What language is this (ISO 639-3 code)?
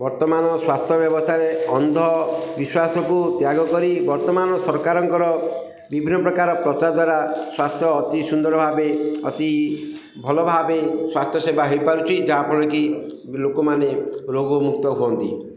ori